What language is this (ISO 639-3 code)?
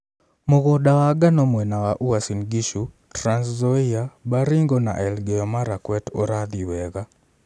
kik